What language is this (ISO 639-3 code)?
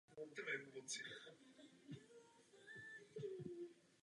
ces